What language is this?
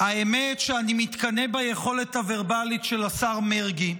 Hebrew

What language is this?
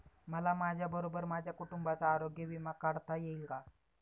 Marathi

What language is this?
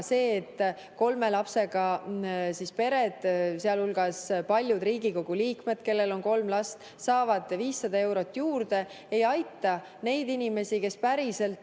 Estonian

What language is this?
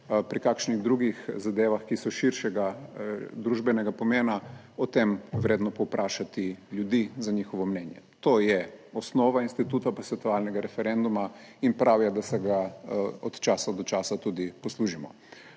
Slovenian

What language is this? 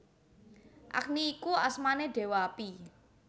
Javanese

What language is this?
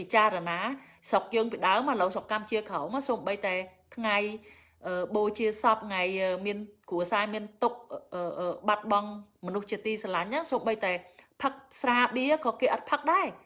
Vietnamese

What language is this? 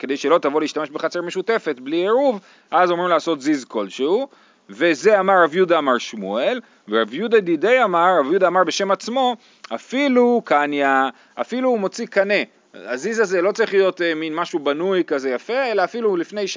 Hebrew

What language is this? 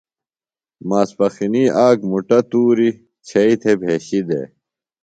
Phalura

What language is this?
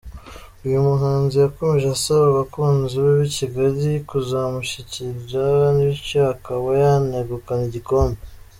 Kinyarwanda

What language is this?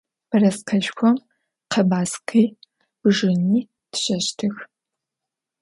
Adyghe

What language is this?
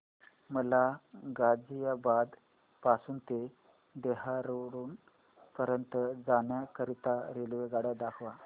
Marathi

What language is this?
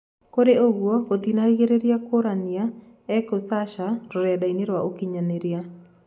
Kikuyu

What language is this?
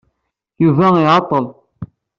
Kabyle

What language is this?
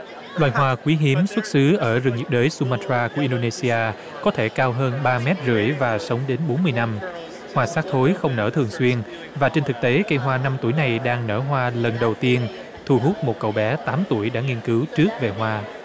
Vietnamese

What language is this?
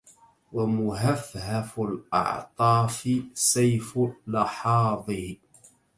Arabic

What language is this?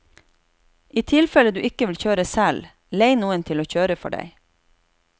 Norwegian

